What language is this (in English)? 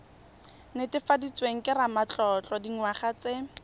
Tswana